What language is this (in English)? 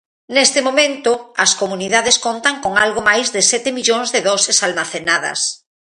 Galician